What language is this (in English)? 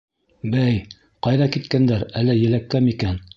Bashkir